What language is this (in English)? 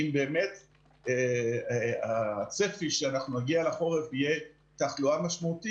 Hebrew